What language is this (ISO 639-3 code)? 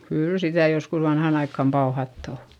fin